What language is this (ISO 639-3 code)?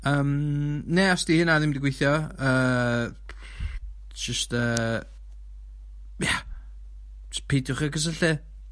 cym